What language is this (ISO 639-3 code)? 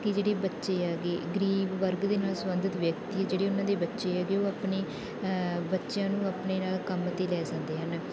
pan